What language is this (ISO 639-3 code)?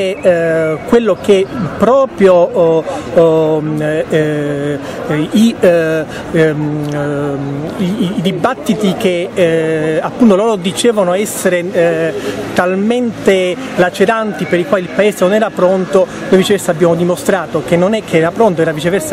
ita